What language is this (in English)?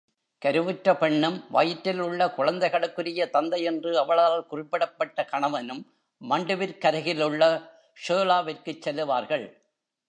Tamil